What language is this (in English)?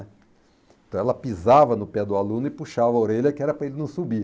Portuguese